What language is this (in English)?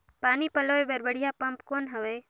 Chhattisgarhi